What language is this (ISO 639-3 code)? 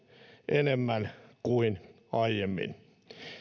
fin